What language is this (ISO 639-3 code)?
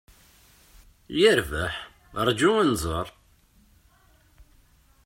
kab